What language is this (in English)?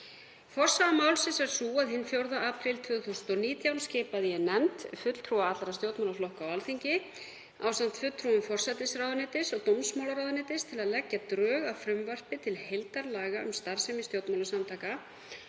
Icelandic